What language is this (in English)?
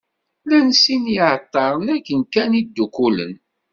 Kabyle